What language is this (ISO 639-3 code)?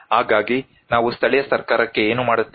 kan